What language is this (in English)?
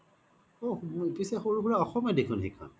Assamese